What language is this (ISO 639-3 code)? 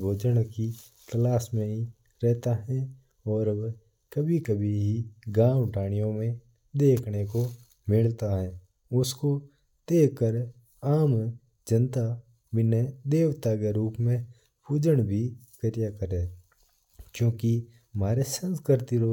mtr